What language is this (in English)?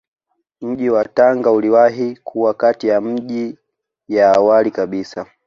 Swahili